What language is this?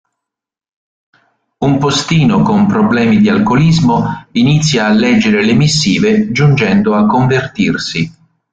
Italian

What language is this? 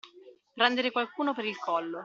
Italian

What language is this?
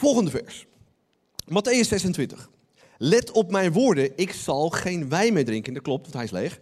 Dutch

